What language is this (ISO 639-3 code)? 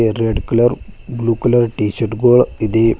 kan